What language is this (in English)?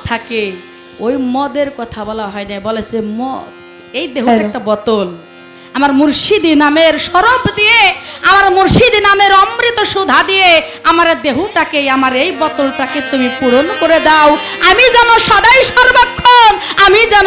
Hindi